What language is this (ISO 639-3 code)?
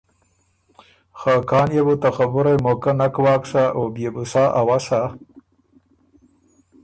oru